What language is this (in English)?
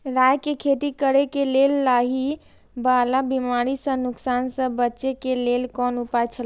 Maithili